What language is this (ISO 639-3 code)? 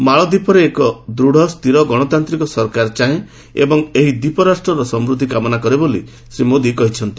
ori